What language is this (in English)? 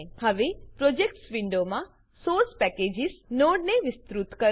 Gujarati